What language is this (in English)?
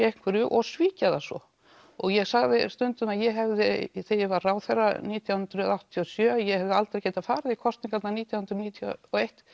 Icelandic